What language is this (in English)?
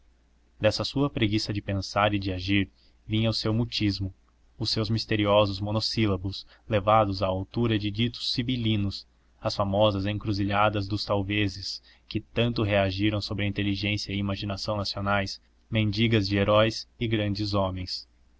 Portuguese